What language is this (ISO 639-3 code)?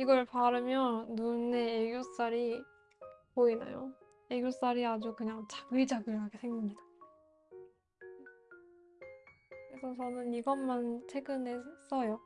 kor